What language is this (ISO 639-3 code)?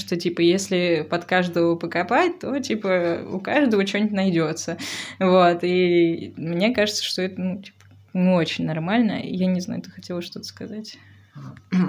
rus